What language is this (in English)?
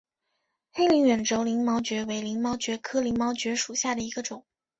Chinese